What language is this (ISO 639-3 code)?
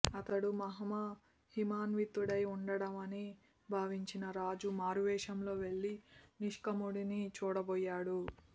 tel